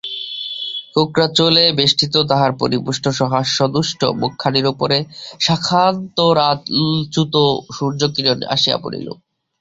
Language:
Bangla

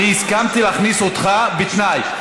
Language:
Hebrew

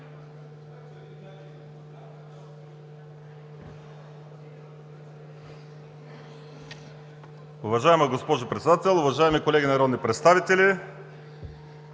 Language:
Bulgarian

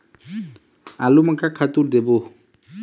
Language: Chhattisgarhi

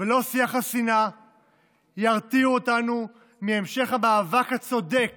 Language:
Hebrew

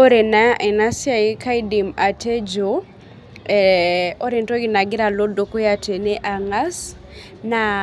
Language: Masai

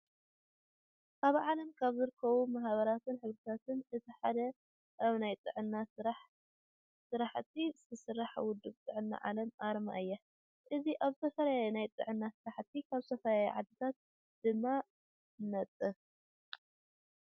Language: Tigrinya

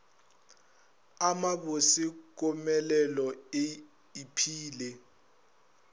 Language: Northern Sotho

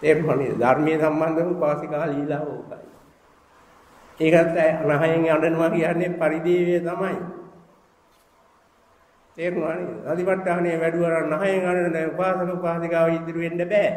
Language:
Indonesian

